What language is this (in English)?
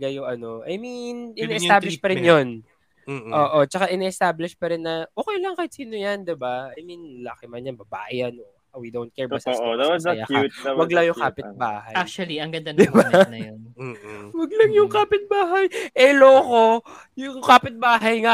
Filipino